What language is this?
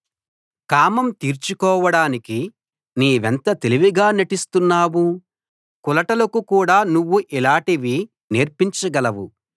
Telugu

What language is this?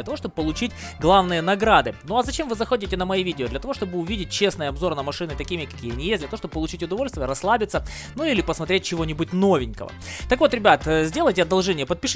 Russian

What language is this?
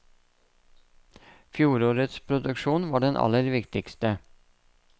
Norwegian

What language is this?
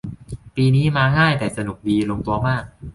Thai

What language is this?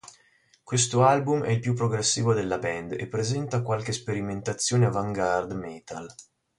Italian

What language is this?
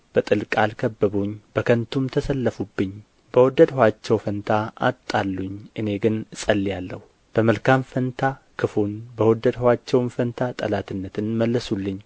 Amharic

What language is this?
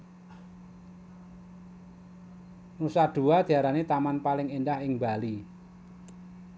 Javanese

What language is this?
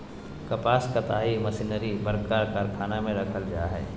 Magahi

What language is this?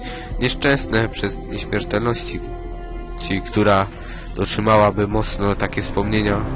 Polish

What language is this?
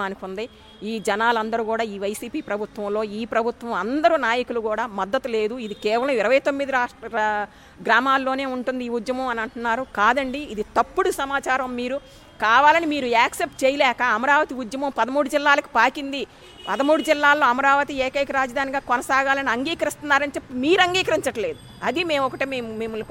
Telugu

